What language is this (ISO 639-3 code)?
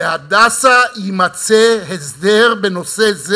heb